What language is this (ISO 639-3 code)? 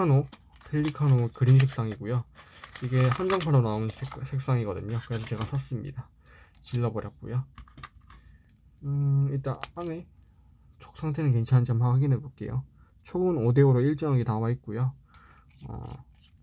kor